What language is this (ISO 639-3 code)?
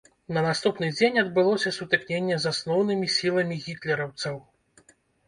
bel